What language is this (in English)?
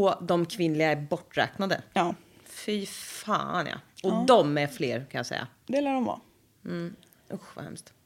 Swedish